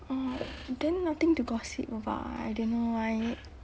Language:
English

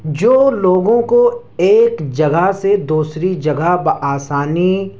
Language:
Urdu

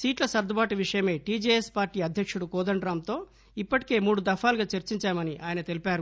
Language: Telugu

